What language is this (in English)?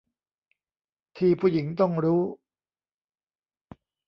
Thai